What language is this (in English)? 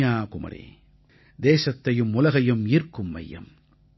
Tamil